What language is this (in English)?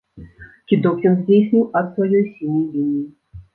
Belarusian